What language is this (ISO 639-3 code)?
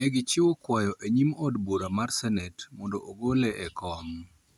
luo